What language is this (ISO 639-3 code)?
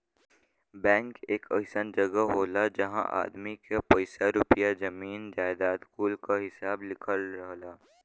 bho